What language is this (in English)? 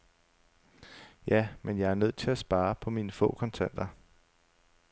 Danish